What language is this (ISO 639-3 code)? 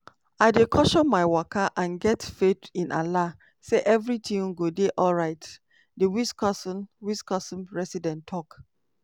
pcm